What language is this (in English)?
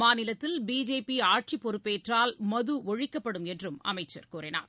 Tamil